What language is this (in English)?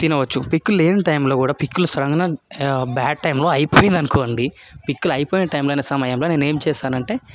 Telugu